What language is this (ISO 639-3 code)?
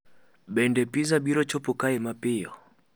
luo